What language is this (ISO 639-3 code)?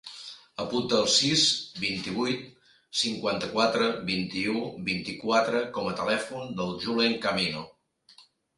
cat